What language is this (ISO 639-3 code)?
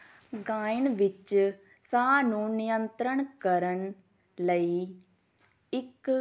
pan